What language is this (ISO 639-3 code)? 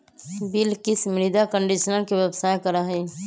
mag